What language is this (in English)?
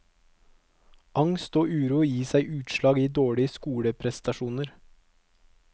Norwegian